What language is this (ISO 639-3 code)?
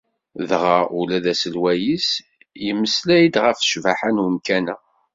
kab